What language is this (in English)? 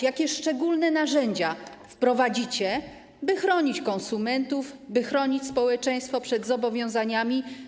Polish